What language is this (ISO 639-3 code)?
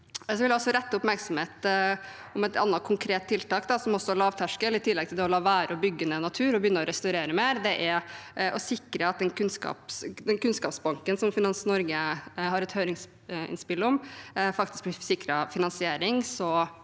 nor